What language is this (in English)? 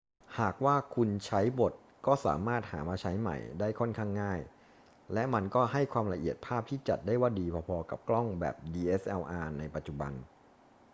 Thai